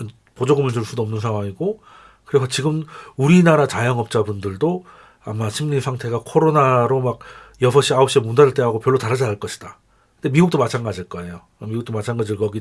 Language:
Korean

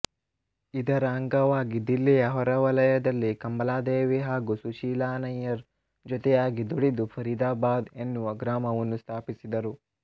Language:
Kannada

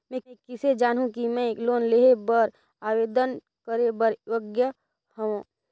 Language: Chhattisgarhi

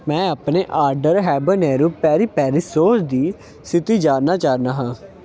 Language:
Punjabi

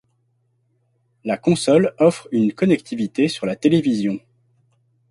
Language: French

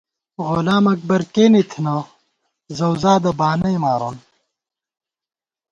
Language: Gawar-Bati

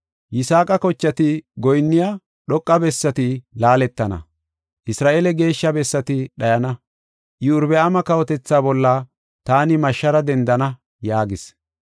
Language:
Gofa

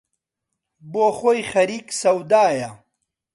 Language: Central Kurdish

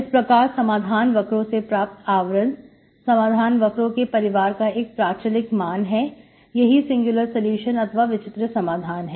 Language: Hindi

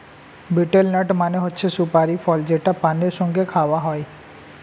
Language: Bangla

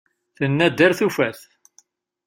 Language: Kabyle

